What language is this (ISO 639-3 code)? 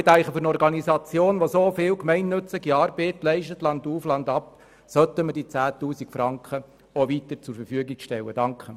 gsw